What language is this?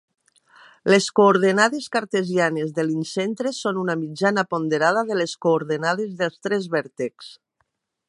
Catalan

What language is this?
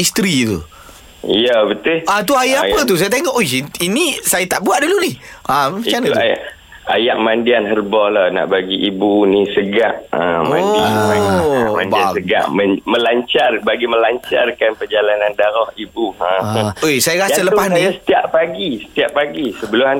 Malay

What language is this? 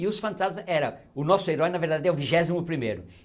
Portuguese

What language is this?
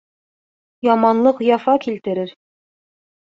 Bashkir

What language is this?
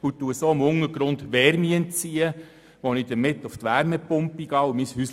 Swiss German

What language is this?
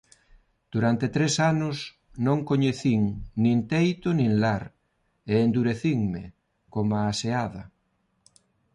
Galician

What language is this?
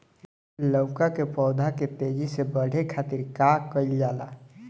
Bhojpuri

